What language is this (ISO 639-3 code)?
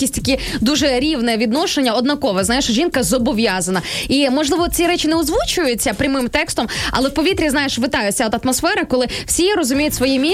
ukr